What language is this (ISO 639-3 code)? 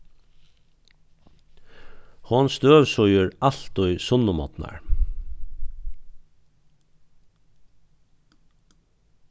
fao